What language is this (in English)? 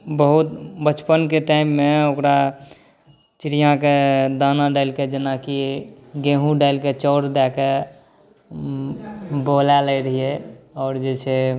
Maithili